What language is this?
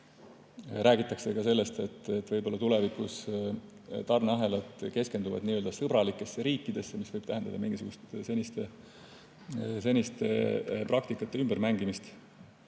Estonian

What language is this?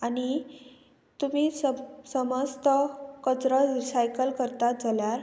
Konkani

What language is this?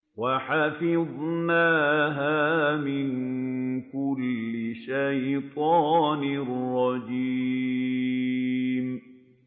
Arabic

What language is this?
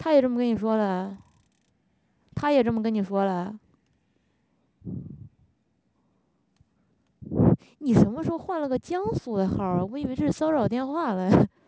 Chinese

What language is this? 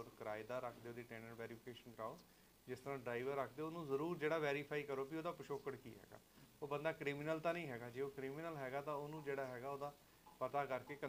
Punjabi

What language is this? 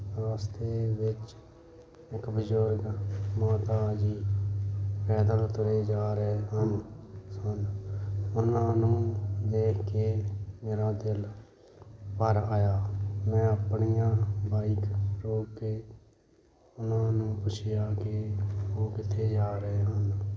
Punjabi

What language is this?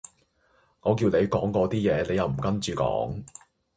Cantonese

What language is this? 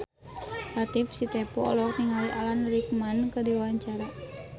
Sundanese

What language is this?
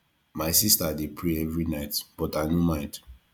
Nigerian Pidgin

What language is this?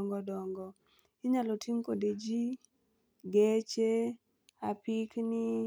Luo (Kenya and Tanzania)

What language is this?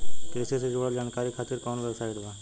Bhojpuri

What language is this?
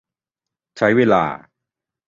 Thai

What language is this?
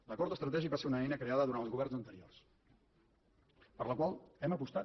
Catalan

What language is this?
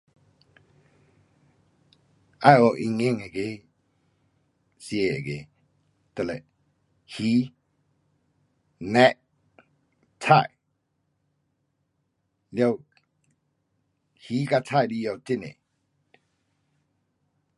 Pu-Xian Chinese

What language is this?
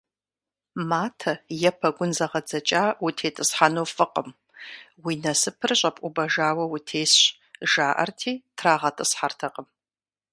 Kabardian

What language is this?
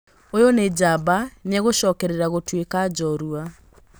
Kikuyu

